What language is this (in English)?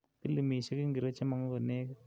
Kalenjin